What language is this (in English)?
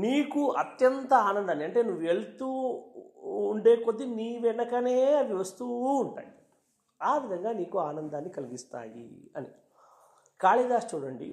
Telugu